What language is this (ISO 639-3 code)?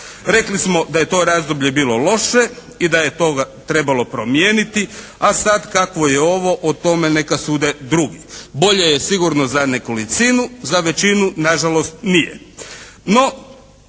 hrv